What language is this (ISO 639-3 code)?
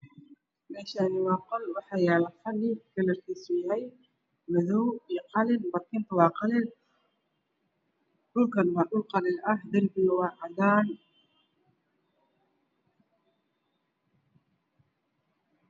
som